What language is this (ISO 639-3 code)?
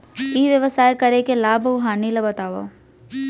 hne